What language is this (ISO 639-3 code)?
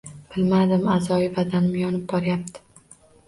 uzb